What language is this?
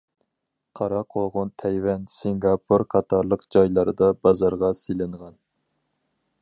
Uyghur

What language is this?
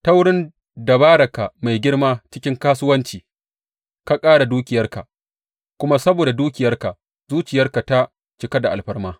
Hausa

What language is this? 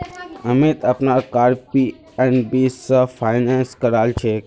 Magahi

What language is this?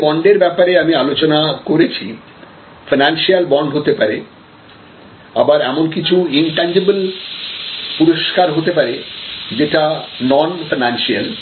Bangla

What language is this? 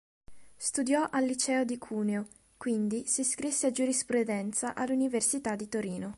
Italian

